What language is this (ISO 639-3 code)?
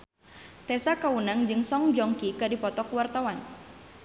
sun